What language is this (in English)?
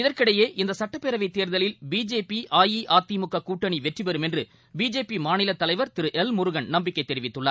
Tamil